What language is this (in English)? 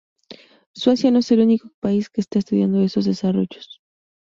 Spanish